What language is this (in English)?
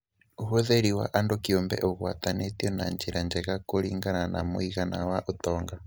Kikuyu